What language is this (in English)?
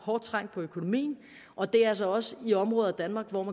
Danish